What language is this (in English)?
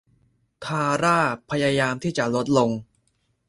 Thai